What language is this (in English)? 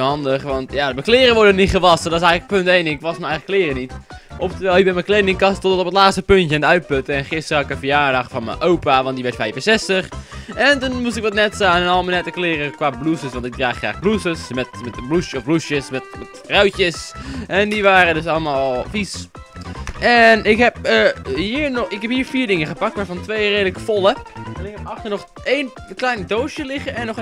Dutch